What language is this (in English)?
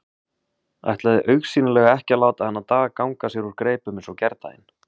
Icelandic